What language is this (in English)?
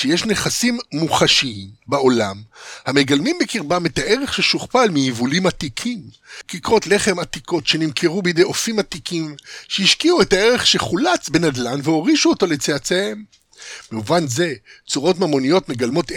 Hebrew